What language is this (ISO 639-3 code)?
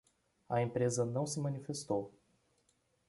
por